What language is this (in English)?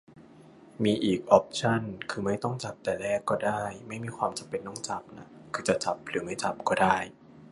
Thai